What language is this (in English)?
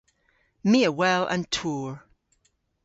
Cornish